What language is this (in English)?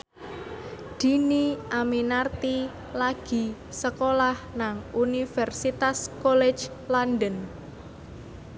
Javanese